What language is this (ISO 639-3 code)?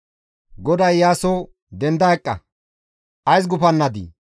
gmv